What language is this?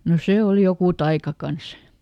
Finnish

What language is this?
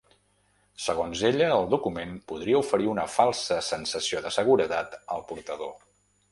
Catalan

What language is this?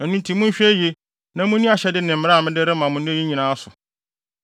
Akan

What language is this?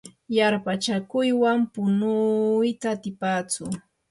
Yanahuanca Pasco Quechua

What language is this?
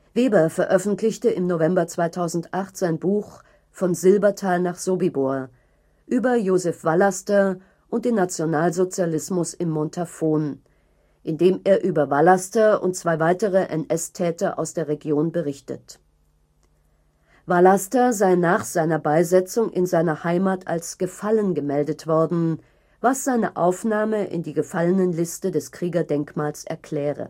German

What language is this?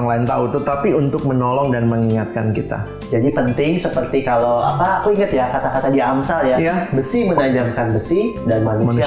Indonesian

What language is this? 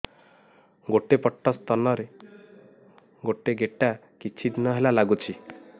Odia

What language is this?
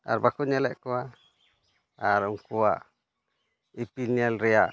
Santali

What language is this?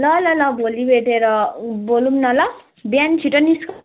Nepali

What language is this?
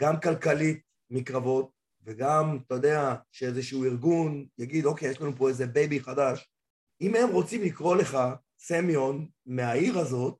Hebrew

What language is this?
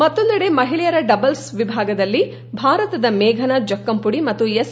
Kannada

